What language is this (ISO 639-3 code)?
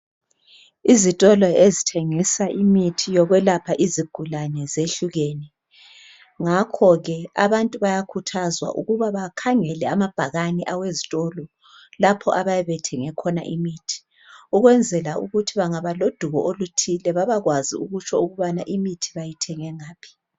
nde